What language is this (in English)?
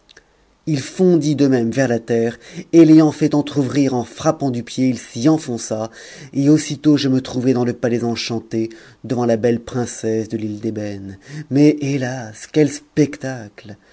French